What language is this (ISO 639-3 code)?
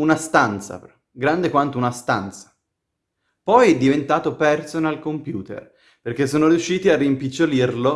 ita